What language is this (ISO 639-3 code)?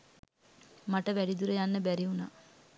sin